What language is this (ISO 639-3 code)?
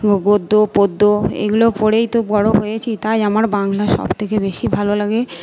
ben